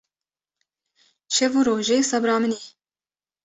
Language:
Kurdish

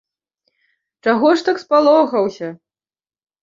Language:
Belarusian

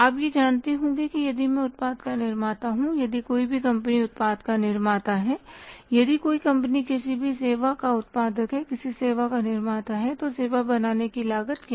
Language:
Hindi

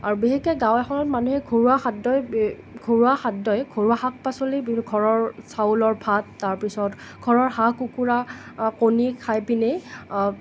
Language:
Assamese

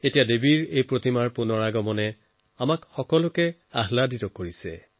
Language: Assamese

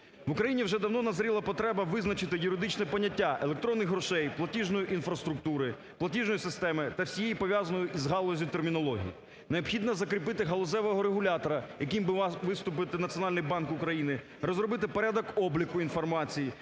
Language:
Ukrainian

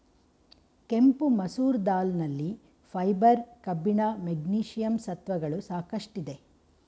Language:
Kannada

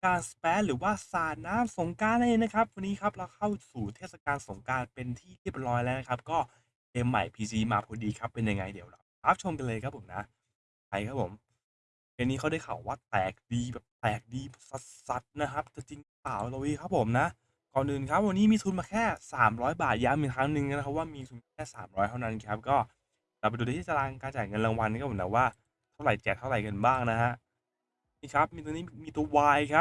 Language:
Thai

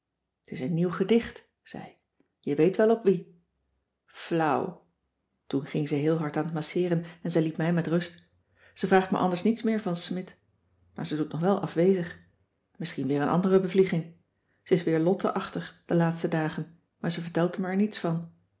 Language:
Dutch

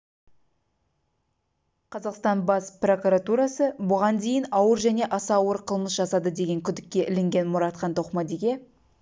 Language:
Kazakh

